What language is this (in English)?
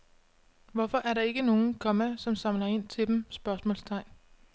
Danish